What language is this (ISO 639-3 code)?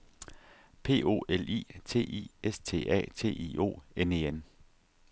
dan